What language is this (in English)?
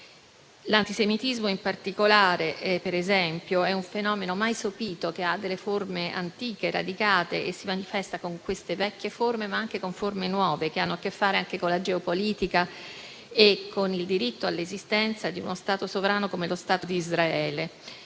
Italian